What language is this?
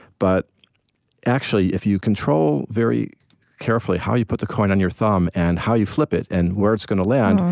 English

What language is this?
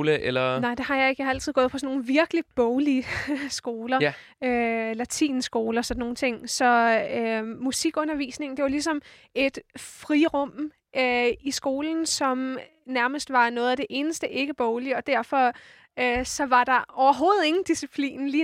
Danish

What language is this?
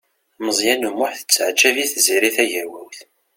Kabyle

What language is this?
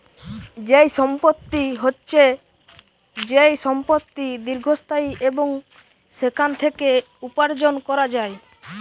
Bangla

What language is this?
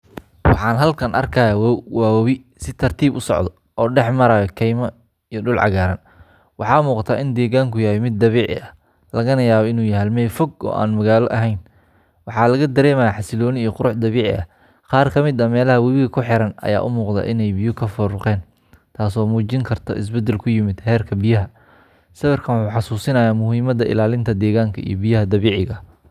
Somali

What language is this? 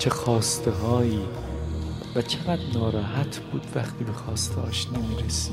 Persian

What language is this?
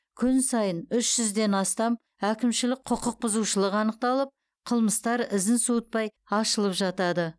Kazakh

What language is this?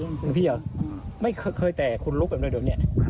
Thai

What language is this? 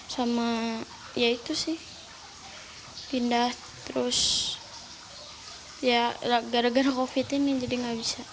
Indonesian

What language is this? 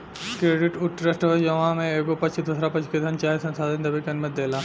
Bhojpuri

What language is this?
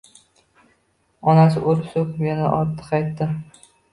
Uzbek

